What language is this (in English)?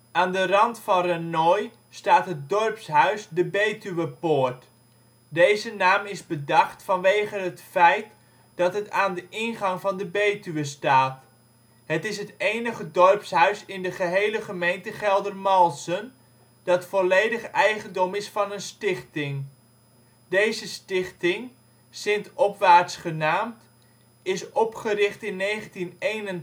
Dutch